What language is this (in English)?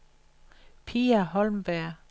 Danish